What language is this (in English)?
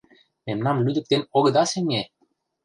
Mari